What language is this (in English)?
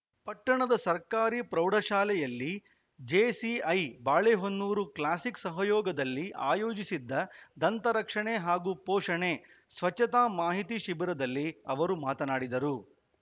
Kannada